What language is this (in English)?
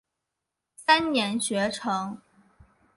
Chinese